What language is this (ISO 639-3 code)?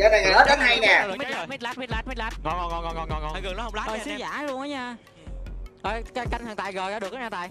vie